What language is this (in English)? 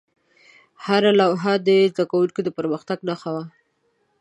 Pashto